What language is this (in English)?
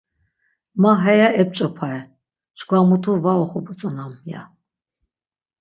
Laz